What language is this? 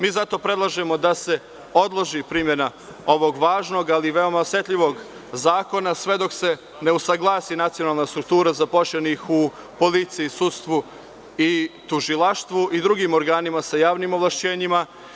Serbian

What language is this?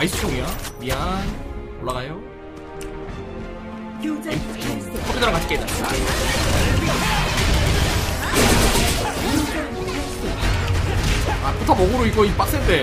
Korean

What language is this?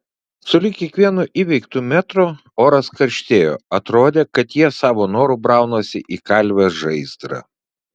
Lithuanian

